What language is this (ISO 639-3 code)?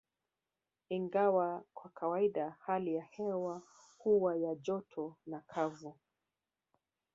swa